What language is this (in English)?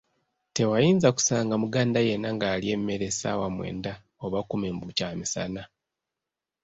Ganda